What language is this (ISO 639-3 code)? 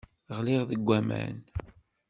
kab